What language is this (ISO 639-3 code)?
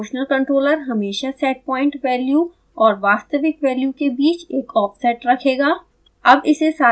hin